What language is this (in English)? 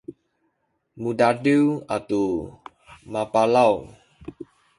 Sakizaya